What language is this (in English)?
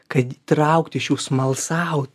Lithuanian